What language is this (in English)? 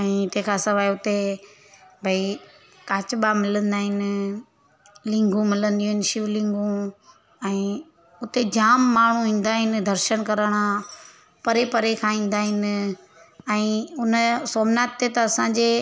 Sindhi